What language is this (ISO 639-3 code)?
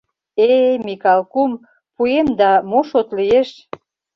chm